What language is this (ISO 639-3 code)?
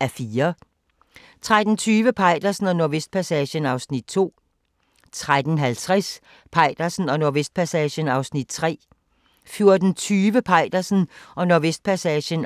dan